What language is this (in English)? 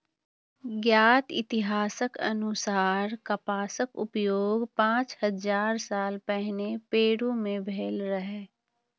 Maithili